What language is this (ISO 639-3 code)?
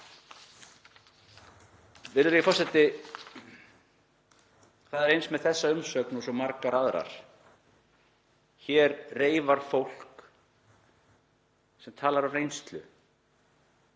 isl